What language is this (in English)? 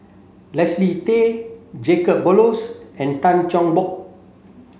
English